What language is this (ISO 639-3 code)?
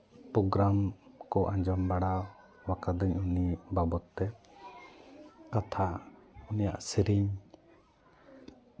sat